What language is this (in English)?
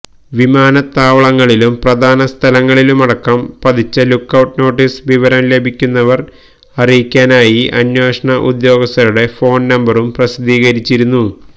Malayalam